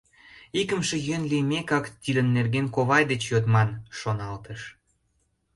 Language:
Mari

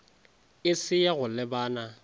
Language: Northern Sotho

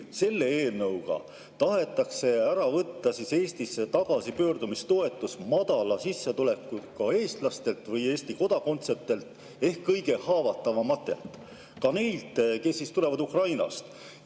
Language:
Estonian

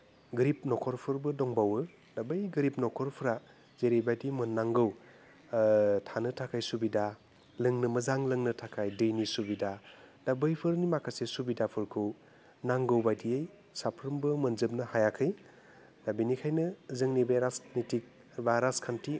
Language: Bodo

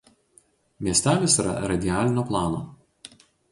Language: Lithuanian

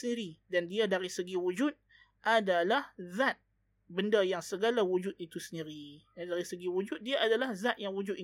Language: Malay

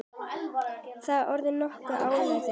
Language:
Icelandic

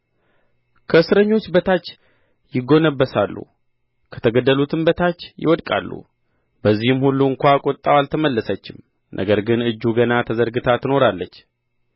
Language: Amharic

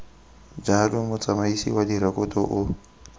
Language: Tswana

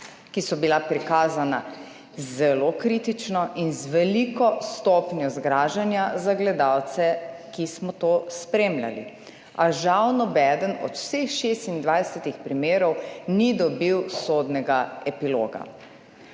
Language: Slovenian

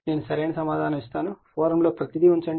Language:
Telugu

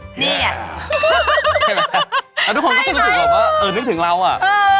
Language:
Thai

